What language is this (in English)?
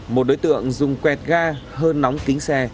Vietnamese